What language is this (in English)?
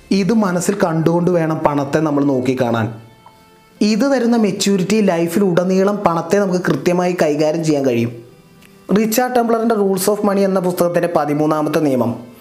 Malayalam